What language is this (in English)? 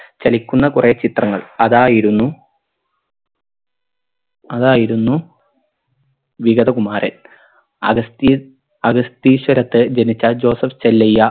Malayalam